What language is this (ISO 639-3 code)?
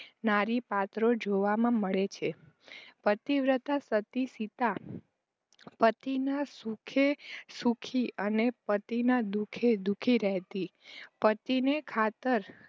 guj